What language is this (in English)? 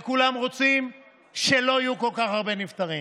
Hebrew